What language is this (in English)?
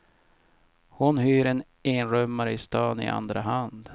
Swedish